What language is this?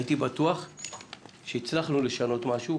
Hebrew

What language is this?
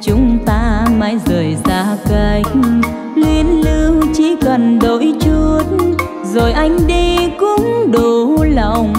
Vietnamese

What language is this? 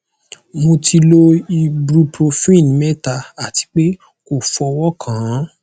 Yoruba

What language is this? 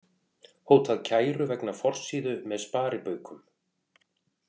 Icelandic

